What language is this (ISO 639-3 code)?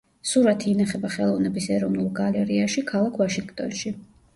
kat